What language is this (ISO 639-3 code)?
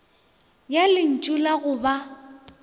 nso